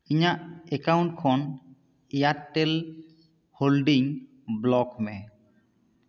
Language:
Santali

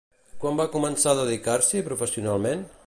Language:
Catalan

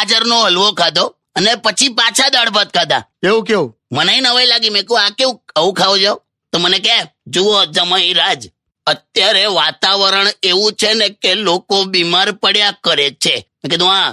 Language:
Hindi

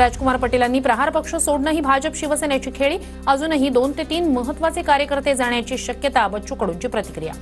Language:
Hindi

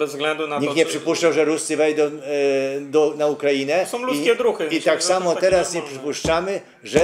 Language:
Polish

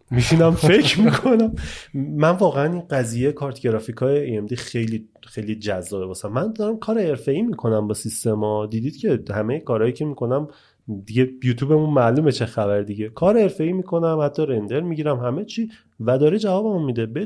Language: Persian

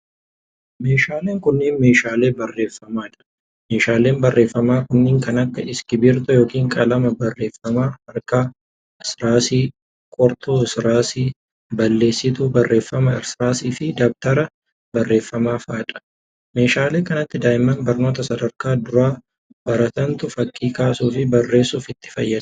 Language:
Oromo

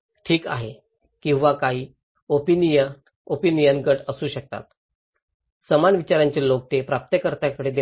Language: Marathi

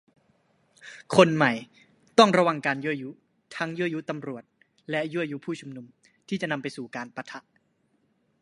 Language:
Thai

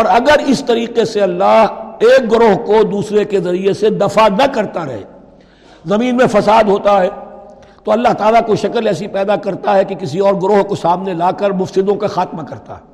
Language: Urdu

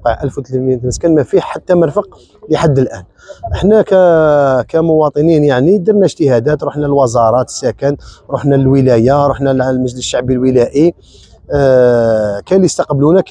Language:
Arabic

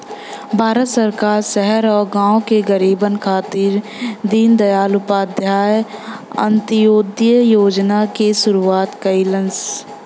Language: Bhojpuri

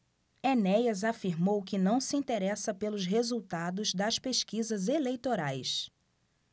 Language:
Portuguese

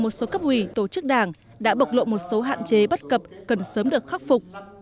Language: Vietnamese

